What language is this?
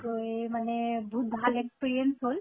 Assamese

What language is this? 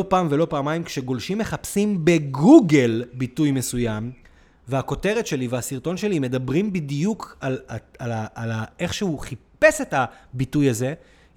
Hebrew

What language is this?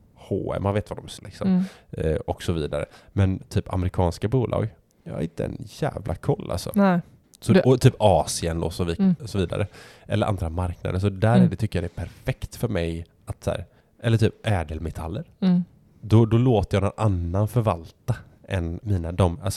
Swedish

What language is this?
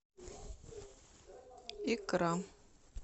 Russian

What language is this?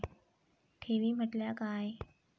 Marathi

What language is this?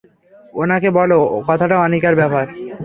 Bangla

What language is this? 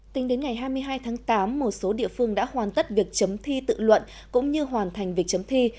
Vietnamese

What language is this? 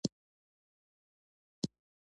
Pashto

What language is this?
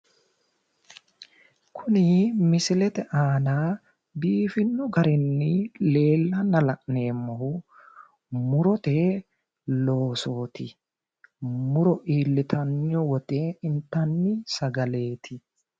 Sidamo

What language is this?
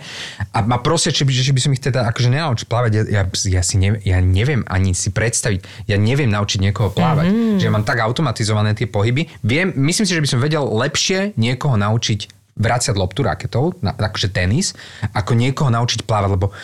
Slovak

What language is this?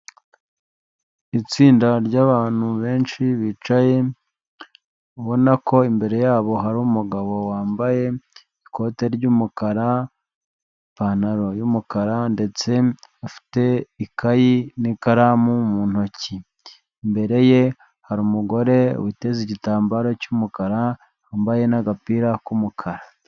Kinyarwanda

